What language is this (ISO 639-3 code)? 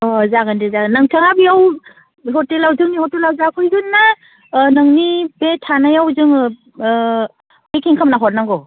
brx